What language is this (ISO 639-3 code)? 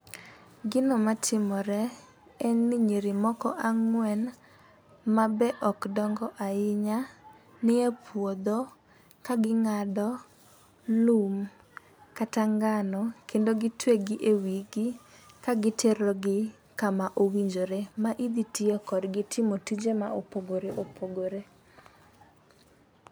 luo